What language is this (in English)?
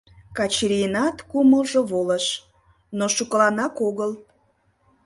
Mari